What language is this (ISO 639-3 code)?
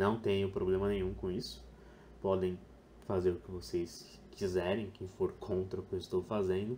por